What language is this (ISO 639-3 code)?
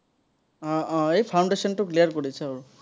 asm